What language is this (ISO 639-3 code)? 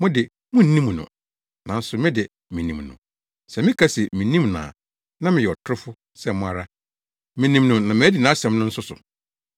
aka